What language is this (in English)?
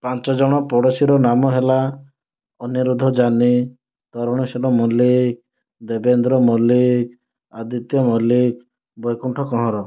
Odia